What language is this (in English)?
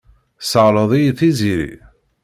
Kabyle